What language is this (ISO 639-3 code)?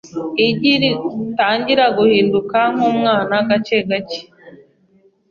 kin